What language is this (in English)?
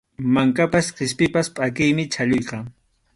Arequipa-La Unión Quechua